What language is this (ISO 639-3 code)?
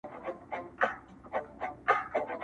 pus